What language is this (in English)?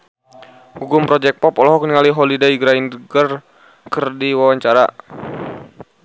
Sundanese